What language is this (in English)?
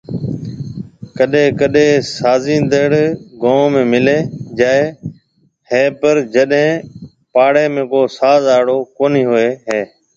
Marwari (Pakistan)